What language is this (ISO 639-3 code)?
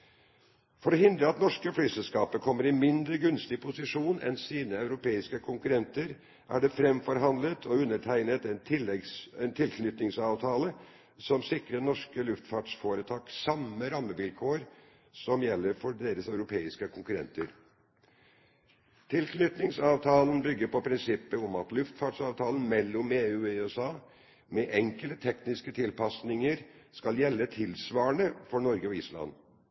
nob